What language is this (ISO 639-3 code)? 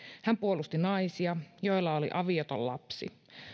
fin